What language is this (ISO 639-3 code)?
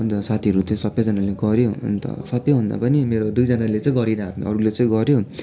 nep